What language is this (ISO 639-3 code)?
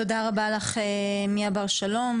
heb